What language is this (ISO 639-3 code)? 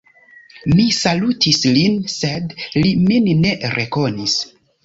epo